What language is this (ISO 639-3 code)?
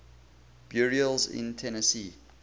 eng